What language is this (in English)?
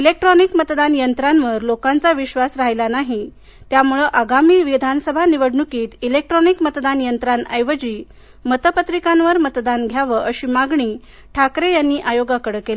Marathi